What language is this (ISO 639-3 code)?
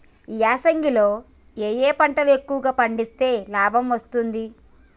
tel